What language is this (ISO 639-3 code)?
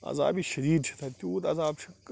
kas